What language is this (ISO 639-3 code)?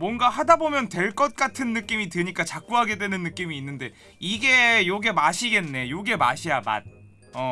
kor